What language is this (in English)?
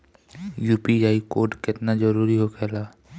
Bhojpuri